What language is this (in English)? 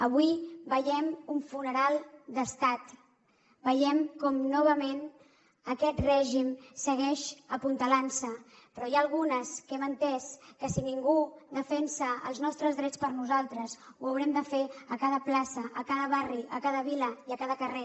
Catalan